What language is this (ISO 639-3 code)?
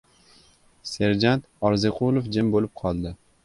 uzb